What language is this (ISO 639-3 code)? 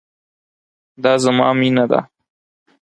pus